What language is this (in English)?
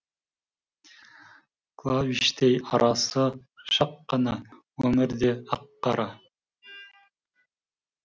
Kazakh